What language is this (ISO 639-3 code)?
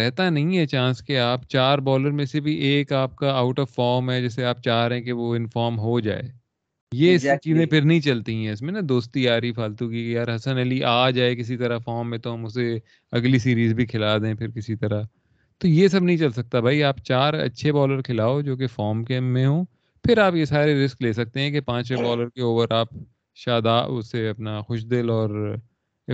urd